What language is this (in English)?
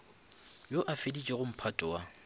Northern Sotho